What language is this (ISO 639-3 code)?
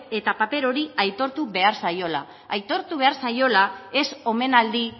eus